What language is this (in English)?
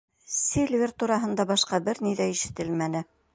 Bashkir